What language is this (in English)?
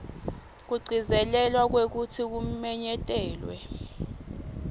Swati